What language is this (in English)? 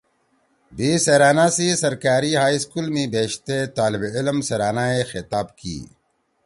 Torwali